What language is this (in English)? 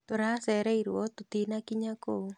Kikuyu